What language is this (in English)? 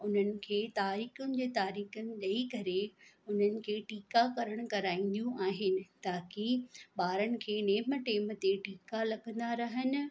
Sindhi